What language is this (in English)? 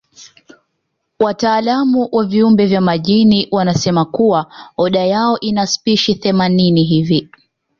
Swahili